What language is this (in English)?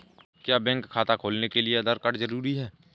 Hindi